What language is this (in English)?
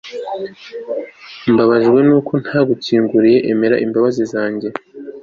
Kinyarwanda